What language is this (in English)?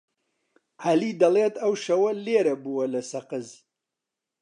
Central Kurdish